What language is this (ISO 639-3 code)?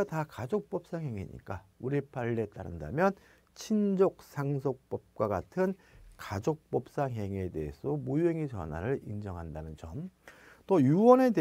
kor